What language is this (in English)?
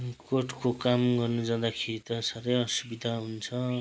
Nepali